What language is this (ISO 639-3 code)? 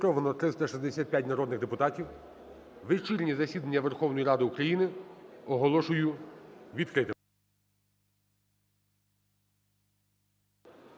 ukr